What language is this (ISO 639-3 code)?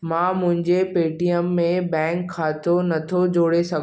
snd